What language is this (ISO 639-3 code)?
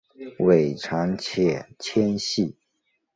zho